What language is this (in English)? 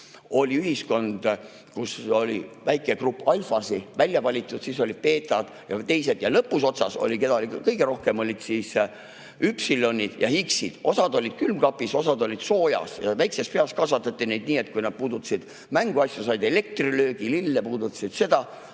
Estonian